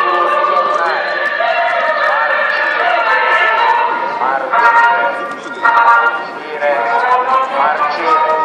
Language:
Italian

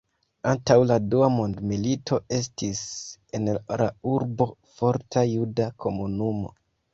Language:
Esperanto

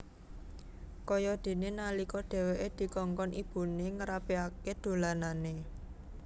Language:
Javanese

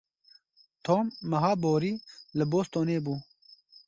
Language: Kurdish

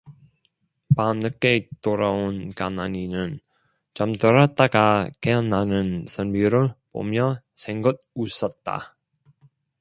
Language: Korean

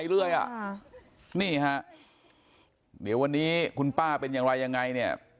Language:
Thai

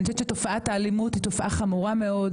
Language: Hebrew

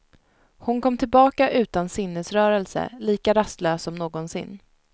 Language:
Swedish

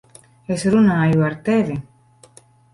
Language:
Latvian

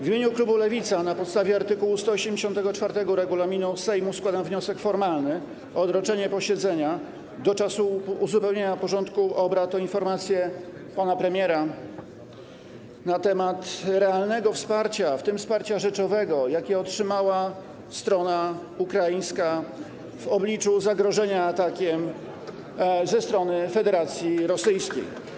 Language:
Polish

